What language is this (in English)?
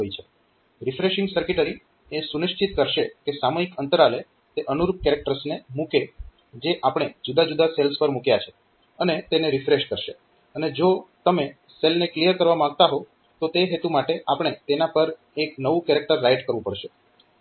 Gujarati